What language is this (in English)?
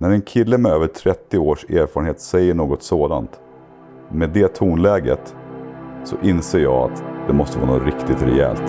Swedish